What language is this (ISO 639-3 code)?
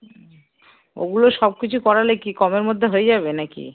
ben